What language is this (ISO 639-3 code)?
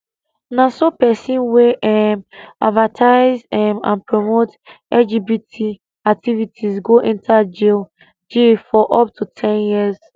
pcm